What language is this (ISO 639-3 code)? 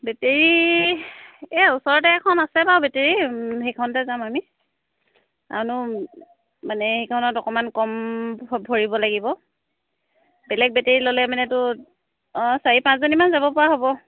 asm